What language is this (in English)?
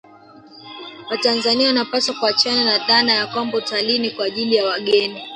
Swahili